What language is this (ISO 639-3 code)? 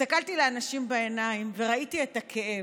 heb